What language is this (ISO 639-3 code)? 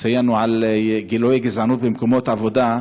heb